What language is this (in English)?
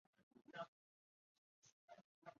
Chinese